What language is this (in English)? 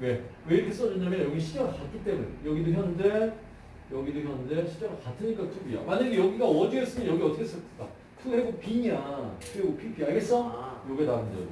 Korean